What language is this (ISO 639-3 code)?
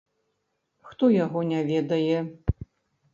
bel